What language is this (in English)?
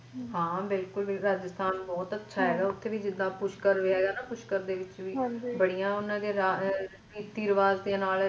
Punjabi